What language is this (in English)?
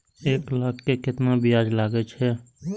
Maithili